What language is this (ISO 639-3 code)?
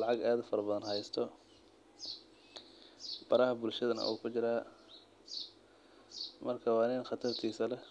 som